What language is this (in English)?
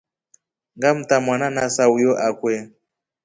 Rombo